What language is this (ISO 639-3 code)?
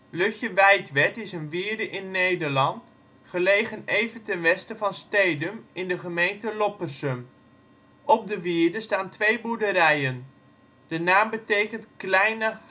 nld